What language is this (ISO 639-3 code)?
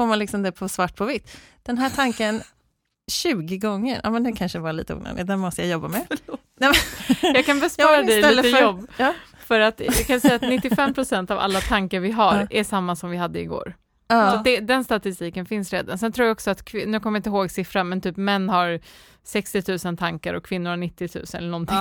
swe